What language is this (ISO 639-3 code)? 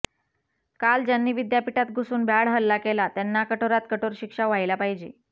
mar